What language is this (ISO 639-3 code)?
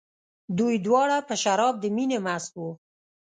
pus